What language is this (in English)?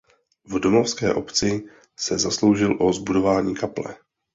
Czech